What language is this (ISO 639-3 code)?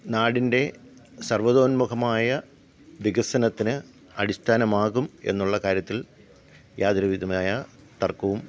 mal